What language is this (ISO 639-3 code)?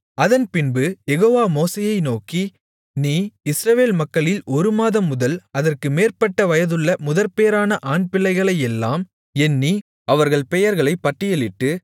tam